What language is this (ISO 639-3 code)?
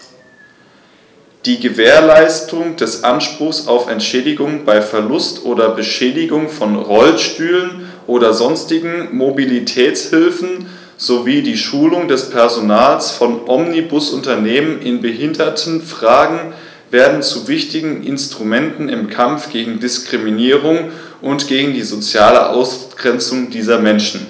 deu